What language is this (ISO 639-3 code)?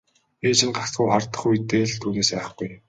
mon